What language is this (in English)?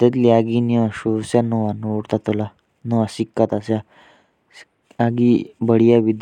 Jaunsari